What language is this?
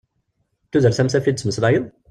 Kabyle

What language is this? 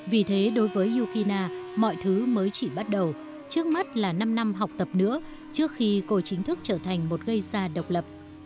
Vietnamese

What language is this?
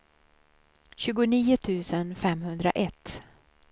Swedish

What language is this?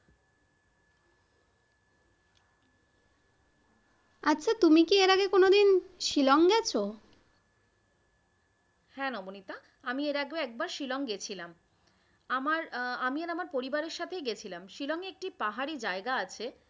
Bangla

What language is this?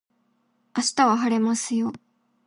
Japanese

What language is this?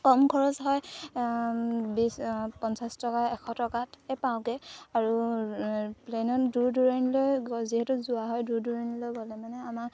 Assamese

